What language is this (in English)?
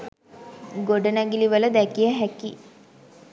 Sinhala